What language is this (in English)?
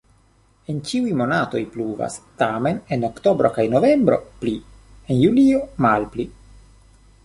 Esperanto